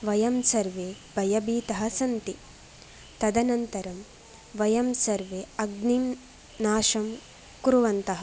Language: Sanskrit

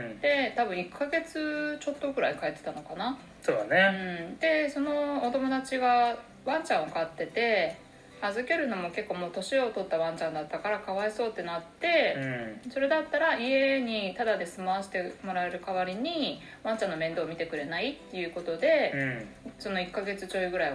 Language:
Japanese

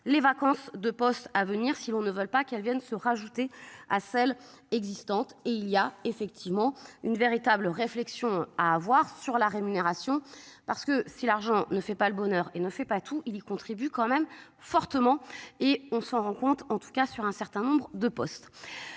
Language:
French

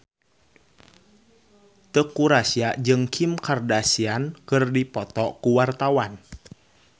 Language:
Sundanese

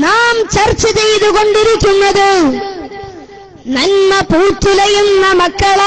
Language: Arabic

